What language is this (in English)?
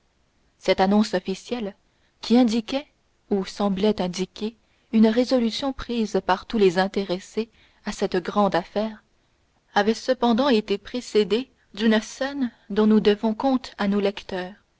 French